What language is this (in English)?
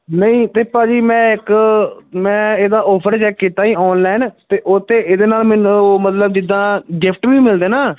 Punjabi